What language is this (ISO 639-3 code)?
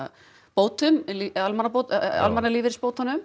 isl